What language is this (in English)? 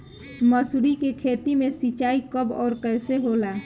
Bhojpuri